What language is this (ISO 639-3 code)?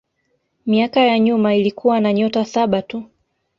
swa